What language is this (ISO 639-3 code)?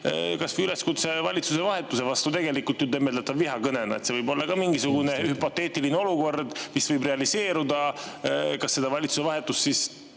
est